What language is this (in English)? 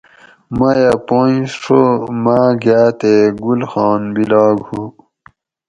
Gawri